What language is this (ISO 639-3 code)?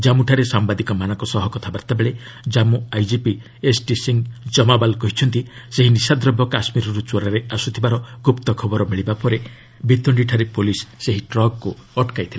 ori